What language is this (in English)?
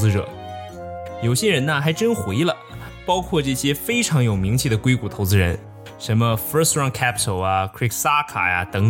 Chinese